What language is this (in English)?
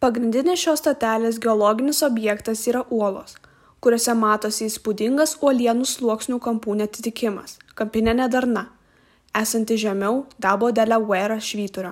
Czech